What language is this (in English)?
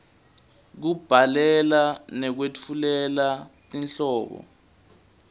Swati